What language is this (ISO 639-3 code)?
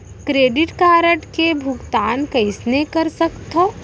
hne